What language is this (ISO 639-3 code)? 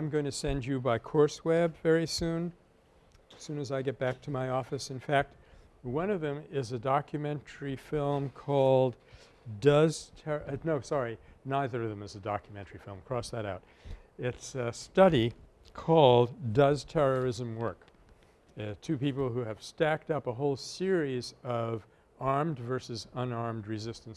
eng